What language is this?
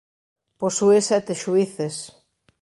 Galician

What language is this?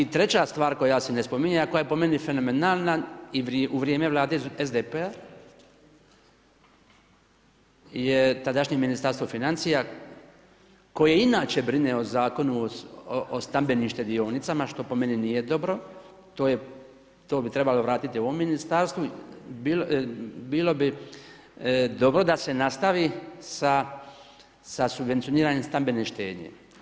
Croatian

